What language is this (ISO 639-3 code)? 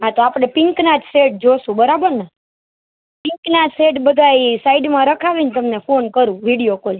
guj